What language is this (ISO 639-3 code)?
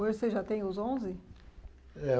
por